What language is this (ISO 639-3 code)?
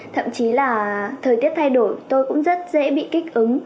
vie